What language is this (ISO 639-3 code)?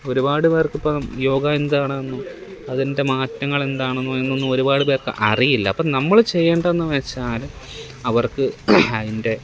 mal